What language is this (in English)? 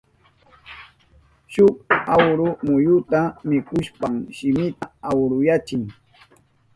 Southern Pastaza Quechua